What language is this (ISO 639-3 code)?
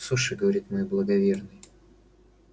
rus